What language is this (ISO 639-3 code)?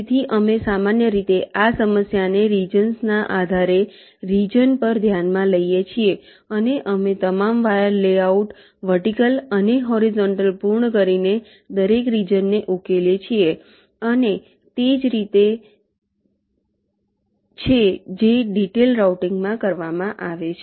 guj